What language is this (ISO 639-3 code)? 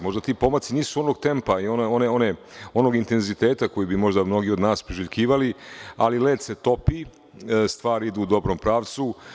srp